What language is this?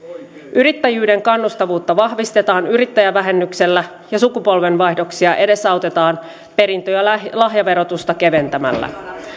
Finnish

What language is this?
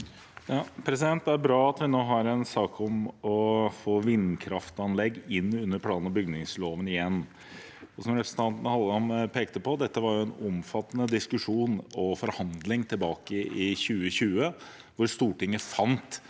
Norwegian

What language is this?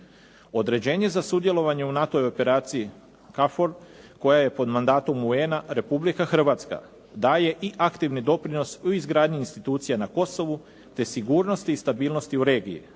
Croatian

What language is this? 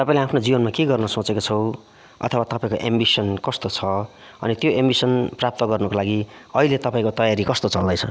Nepali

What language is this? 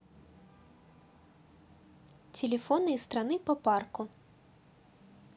Russian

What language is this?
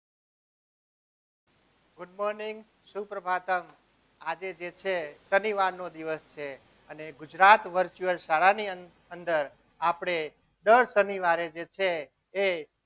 Gujarati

